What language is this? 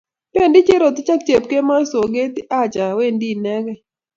Kalenjin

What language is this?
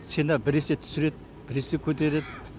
Kazakh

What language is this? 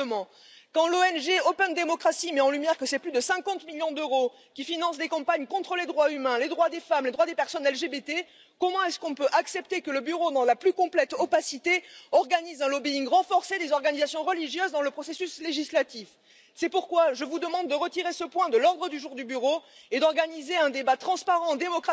French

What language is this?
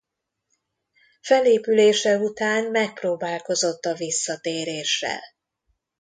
Hungarian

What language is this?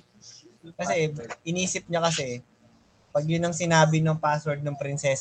Filipino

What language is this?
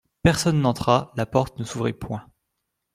French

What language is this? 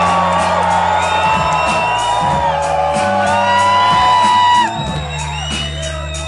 Polish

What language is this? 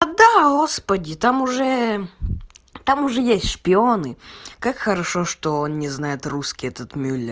Russian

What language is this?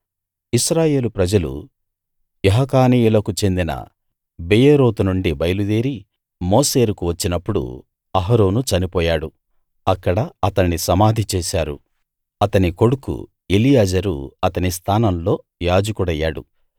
Telugu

